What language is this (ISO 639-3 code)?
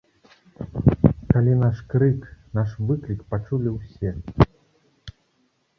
bel